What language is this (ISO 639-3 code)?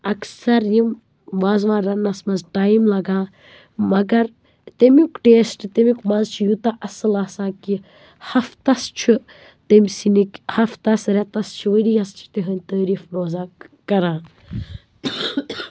kas